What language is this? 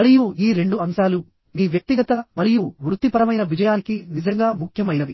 Telugu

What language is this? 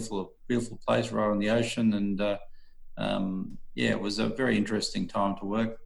English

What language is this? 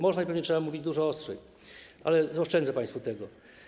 Polish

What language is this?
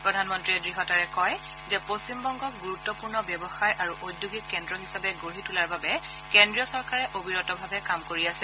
Assamese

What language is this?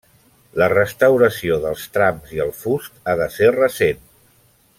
Catalan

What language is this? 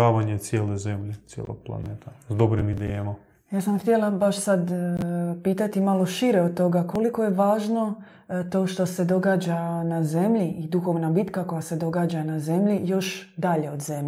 Croatian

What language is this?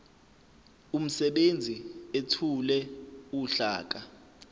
Zulu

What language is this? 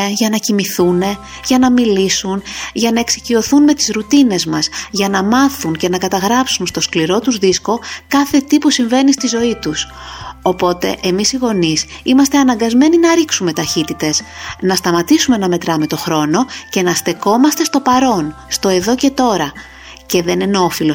Greek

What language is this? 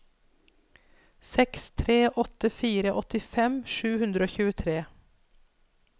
Norwegian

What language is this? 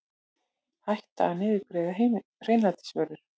Icelandic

